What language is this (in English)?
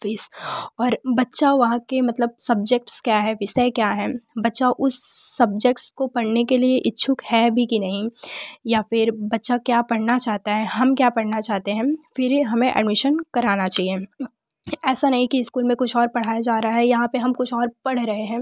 Hindi